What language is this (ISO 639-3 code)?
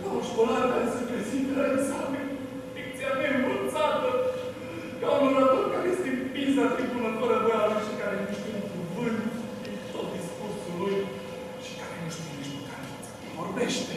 ron